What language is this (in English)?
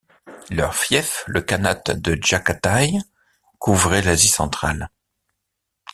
French